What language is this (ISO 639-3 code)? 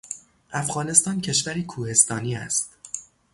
fas